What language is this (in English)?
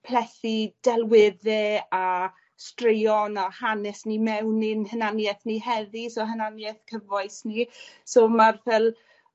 Welsh